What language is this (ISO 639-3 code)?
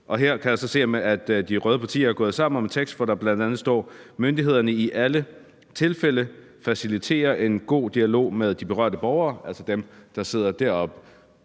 dan